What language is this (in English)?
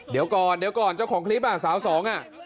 Thai